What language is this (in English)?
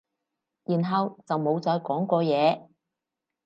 Cantonese